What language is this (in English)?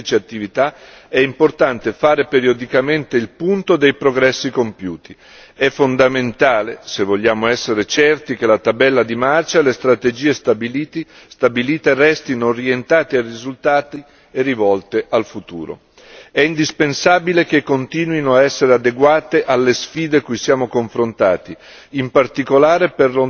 Italian